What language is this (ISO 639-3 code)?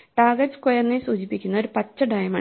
mal